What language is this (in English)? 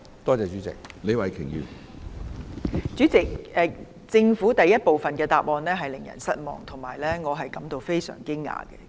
Cantonese